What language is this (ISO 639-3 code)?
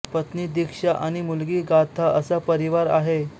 mar